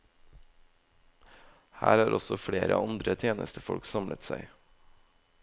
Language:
Norwegian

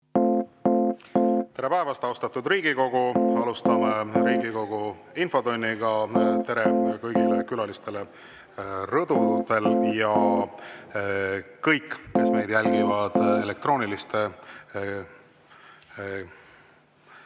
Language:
Estonian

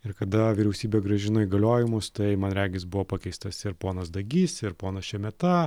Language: Lithuanian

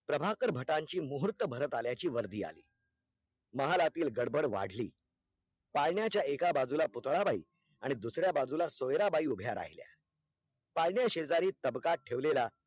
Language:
Marathi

